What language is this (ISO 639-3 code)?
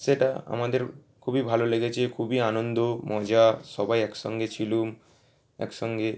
ben